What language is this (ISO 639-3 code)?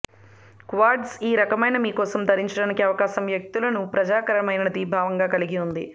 tel